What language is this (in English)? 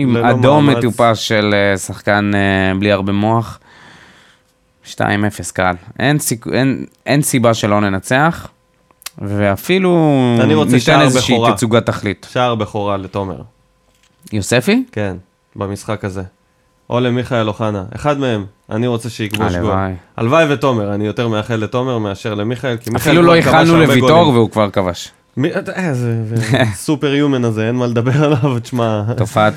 Hebrew